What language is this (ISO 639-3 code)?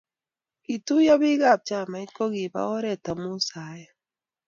kln